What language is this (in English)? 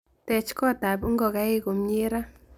Kalenjin